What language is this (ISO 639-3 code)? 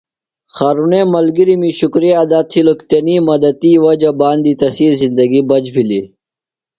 phl